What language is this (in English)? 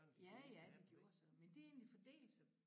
Danish